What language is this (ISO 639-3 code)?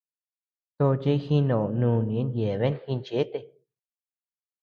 cux